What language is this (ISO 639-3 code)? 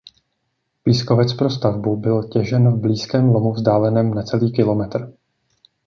ces